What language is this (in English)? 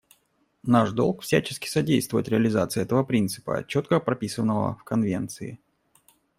Russian